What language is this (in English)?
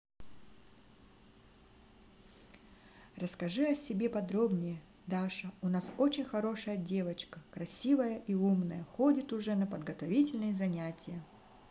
Russian